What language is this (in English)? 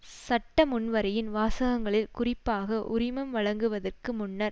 Tamil